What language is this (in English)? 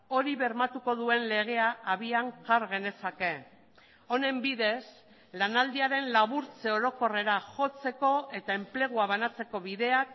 Basque